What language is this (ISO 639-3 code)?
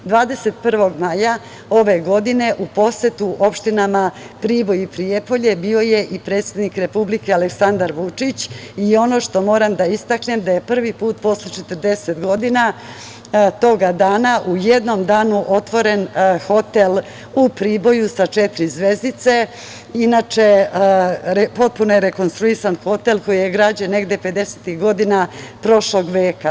srp